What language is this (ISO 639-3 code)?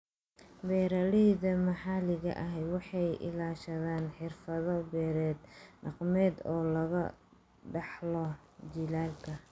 som